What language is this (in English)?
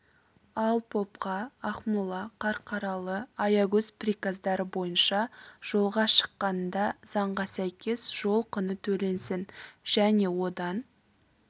Kazakh